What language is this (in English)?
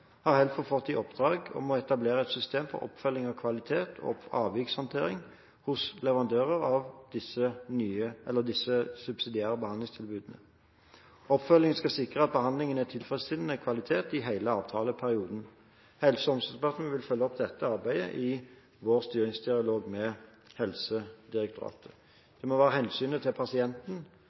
Norwegian Bokmål